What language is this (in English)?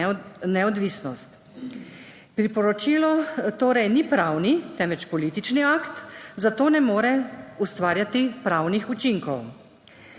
Slovenian